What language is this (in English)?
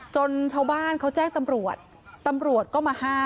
Thai